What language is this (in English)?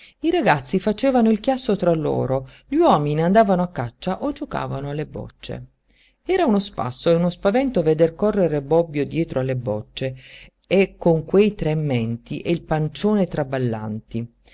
Italian